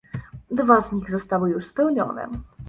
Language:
Polish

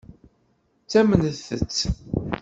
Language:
Kabyle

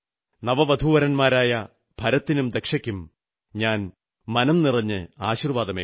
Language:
Malayalam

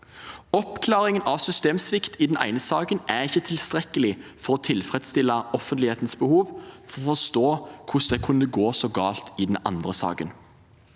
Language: Norwegian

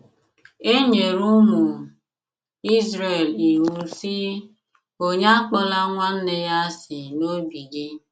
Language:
Igbo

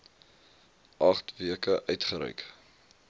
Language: Afrikaans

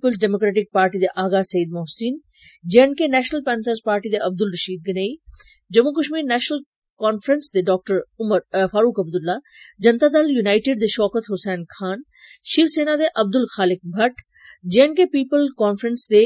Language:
Dogri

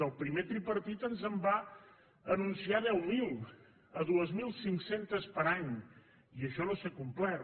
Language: Catalan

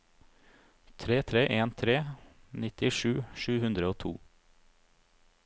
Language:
Norwegian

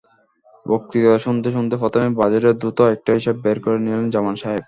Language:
Bangla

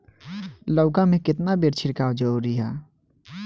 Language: Bhojpuri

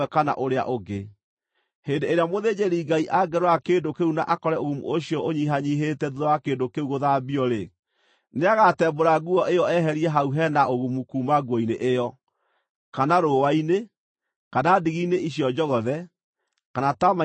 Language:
Kikuyu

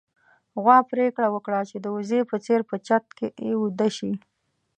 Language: Pashto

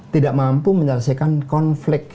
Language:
Indonesian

